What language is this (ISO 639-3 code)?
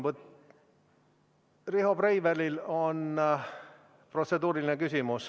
est